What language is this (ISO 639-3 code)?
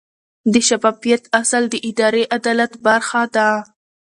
pus